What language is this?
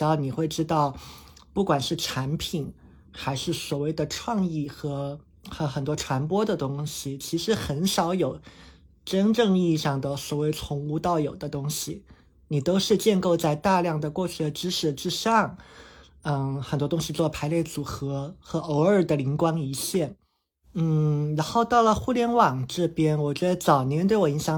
Chinese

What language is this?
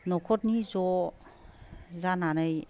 Bodo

